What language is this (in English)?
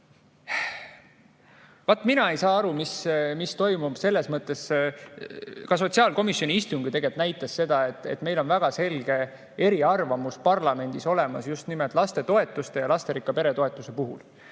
Estonian